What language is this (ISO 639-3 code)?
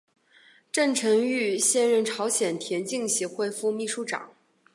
zho